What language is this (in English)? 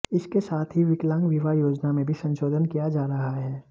Hindi